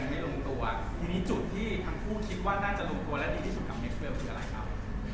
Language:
Thai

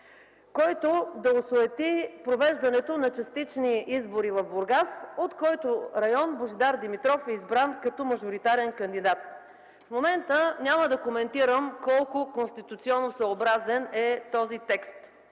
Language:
Bulgarian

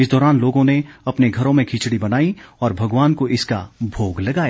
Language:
Hindi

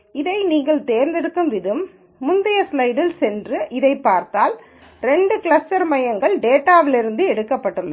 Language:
Tamil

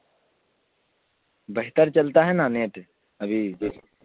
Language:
Urdu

